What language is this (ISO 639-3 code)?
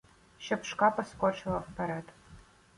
ukr